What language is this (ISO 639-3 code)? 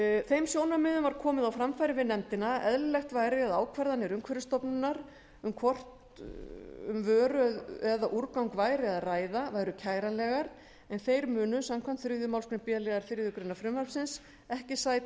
isl